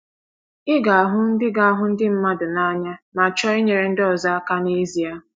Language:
Igbo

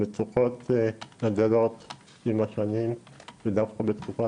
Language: Hebrew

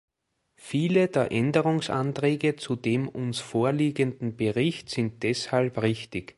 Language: German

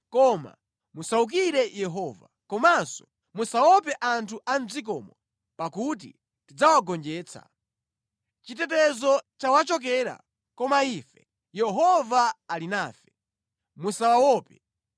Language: Nyanja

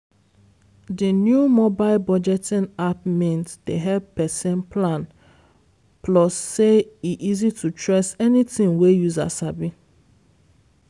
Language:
Nigerian Pidgin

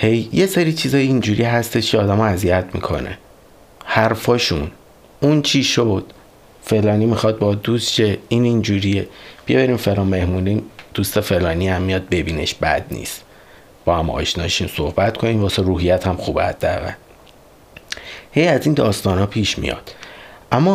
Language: Persian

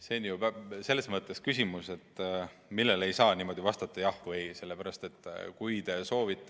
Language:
Estonian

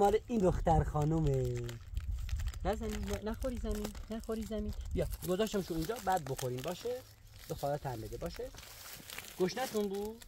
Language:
Persian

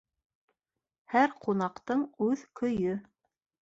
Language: Bashkir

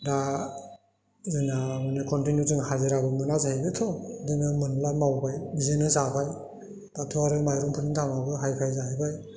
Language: Bodo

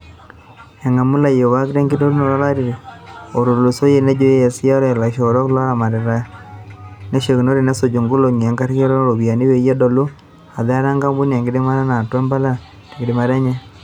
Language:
Masai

